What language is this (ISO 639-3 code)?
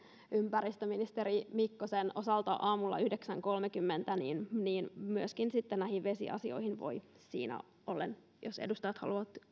fin